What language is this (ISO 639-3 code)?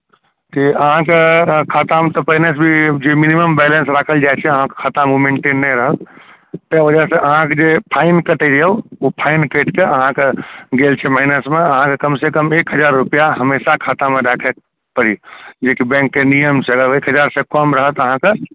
mai